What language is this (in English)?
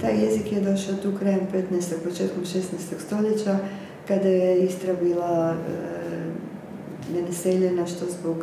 Croatian